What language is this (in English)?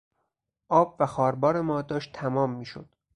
Persian